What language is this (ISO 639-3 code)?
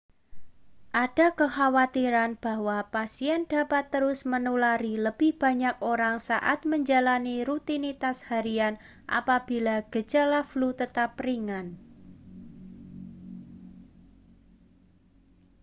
ind